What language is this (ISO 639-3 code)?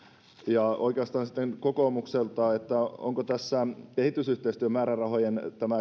fin